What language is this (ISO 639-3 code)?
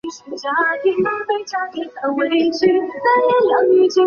zho